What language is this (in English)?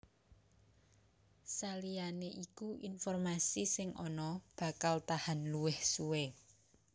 Javanese